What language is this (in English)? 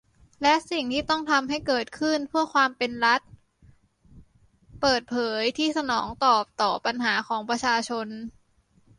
Thai